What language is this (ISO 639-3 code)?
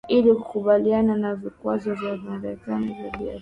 swa